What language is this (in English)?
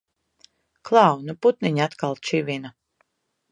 Latvian